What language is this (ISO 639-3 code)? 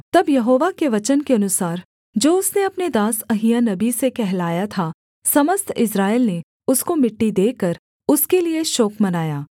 hin